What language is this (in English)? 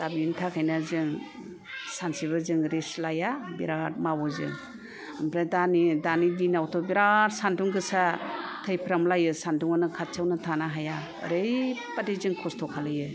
Bodo